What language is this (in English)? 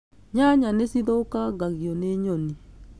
Kikuyu